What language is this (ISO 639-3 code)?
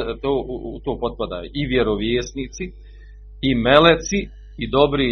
hrv